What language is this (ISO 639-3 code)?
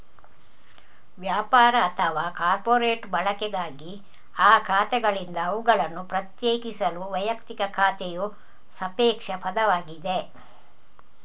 kan